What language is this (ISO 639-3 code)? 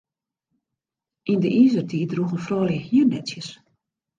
fry